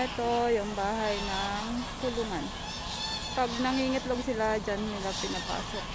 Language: Filipino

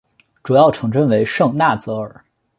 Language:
Chinese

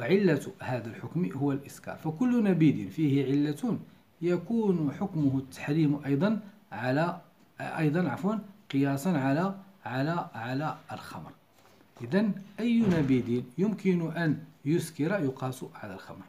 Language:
Arabic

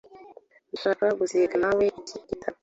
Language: Kinyarwanda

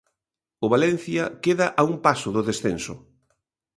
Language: Galician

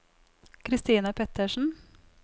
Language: Norwegian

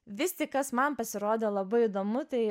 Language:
Lithuanian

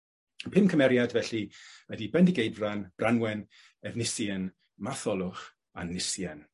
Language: Welsh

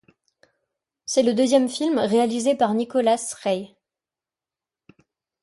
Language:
French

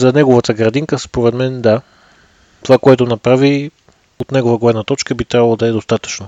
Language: Bulgarian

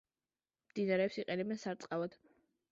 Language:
Georgian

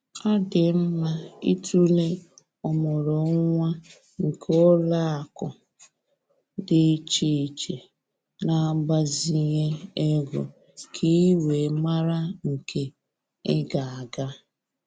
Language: Igbo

